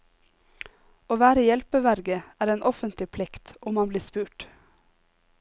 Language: Norwegian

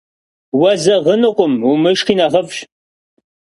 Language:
Kabardian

